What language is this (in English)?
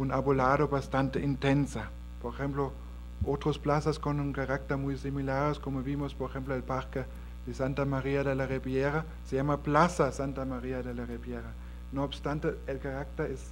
Spanish